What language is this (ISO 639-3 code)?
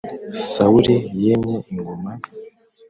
kin